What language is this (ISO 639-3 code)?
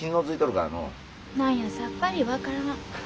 jpn